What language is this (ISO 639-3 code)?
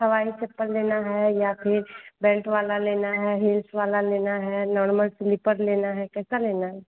hin